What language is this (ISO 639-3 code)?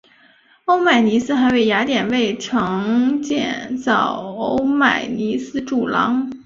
zho